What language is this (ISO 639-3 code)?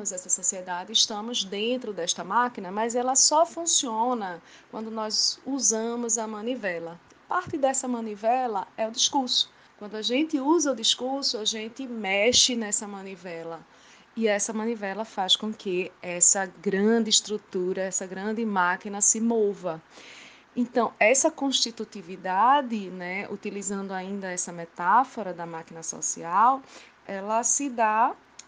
por